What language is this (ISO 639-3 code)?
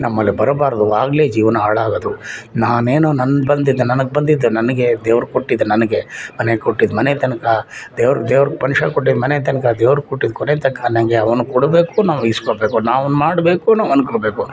kan